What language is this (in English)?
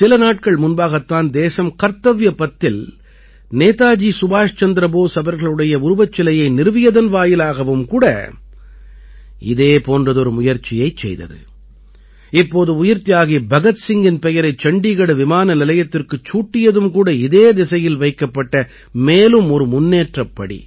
Tamil